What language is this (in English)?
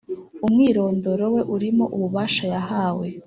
Kinyarwanda